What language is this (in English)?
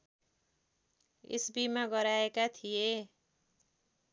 Nepali